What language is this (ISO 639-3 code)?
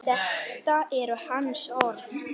isl